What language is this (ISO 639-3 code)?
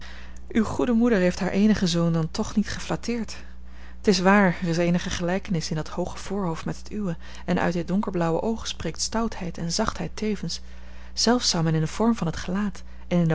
nld